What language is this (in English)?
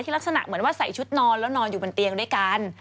Thai